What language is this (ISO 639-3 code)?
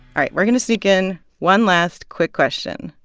eng